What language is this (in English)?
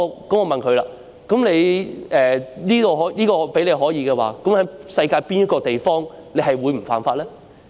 Cantonese